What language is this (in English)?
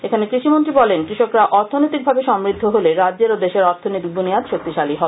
Bangla